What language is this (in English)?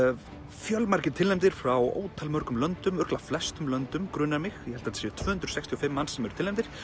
Icelandic